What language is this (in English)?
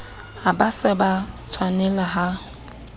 Southern Sotho